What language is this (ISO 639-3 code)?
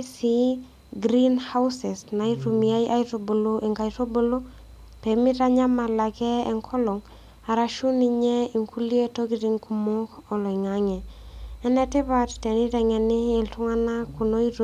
mas